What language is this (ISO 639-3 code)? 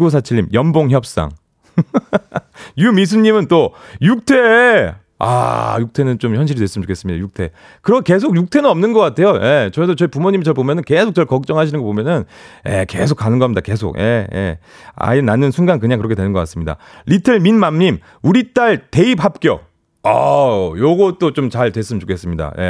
kor